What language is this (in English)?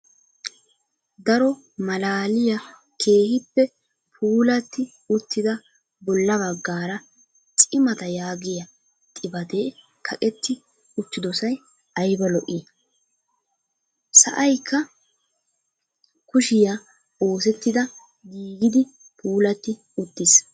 Wolaytta